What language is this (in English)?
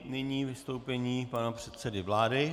Czech